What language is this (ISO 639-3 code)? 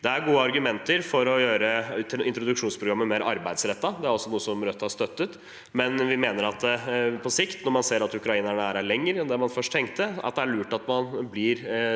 nor